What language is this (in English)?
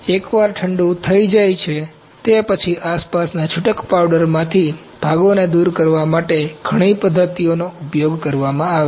Gujarati